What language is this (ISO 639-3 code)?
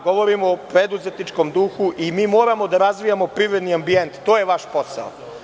srp